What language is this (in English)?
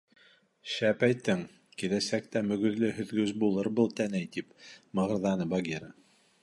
Bashkir